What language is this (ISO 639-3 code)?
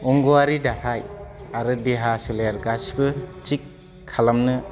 brx